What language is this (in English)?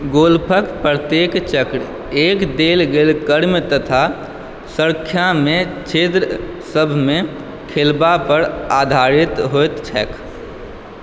Maithili